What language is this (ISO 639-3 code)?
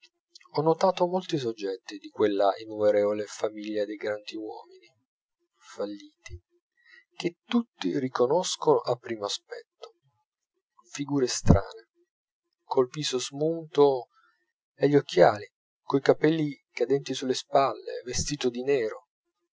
ita